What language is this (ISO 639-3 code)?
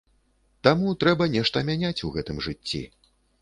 bel